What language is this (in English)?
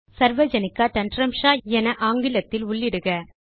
Tamil